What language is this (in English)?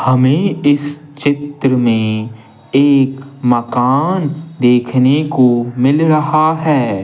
Hindi